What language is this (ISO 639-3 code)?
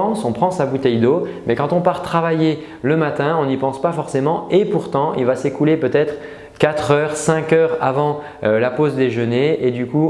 fra